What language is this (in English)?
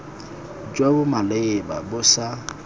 Tswana